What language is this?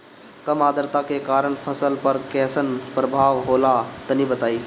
Bhojpuri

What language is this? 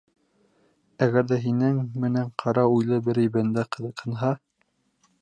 Bashkir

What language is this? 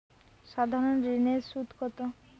Bangla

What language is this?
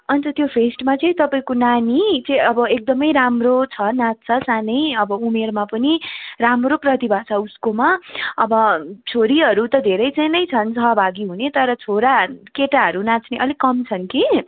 Nepali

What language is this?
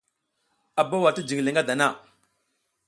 South Giziga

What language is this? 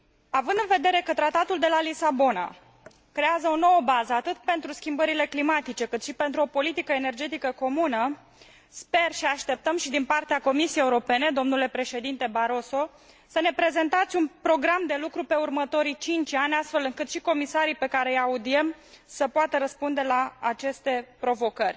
Romanian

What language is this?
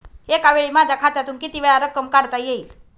Marathi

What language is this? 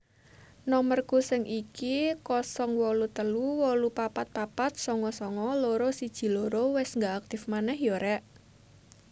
Javanese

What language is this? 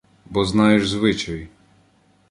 Ukrainian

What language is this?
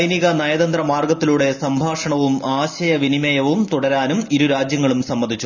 Malayalam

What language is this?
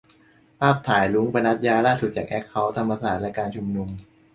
Thai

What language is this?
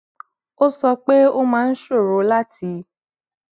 Yoruba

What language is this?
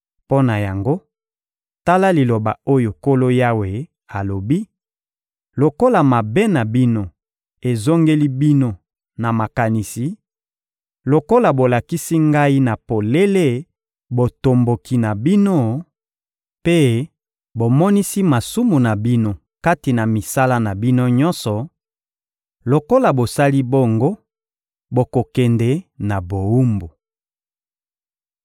Lingala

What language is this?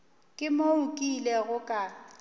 Northern Sotho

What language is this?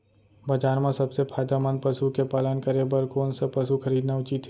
Chhattisgarhi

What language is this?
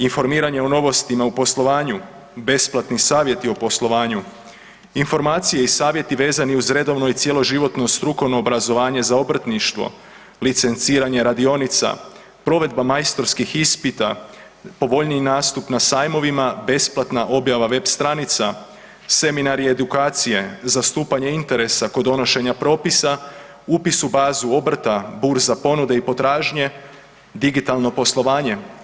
Croatian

